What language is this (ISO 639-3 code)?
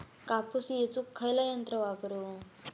mar